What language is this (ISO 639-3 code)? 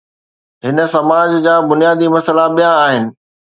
snd